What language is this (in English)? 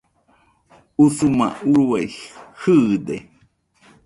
Nüpode Huitoto